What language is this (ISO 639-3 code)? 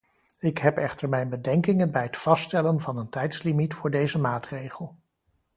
nld